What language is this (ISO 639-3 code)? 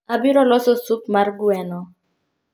luo